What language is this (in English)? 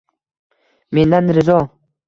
Uzbek